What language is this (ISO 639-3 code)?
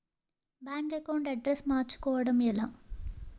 tel